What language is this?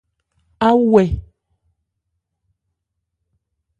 Ebrié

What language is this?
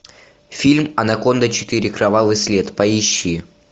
Russian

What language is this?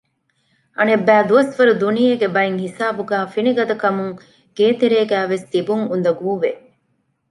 Divehi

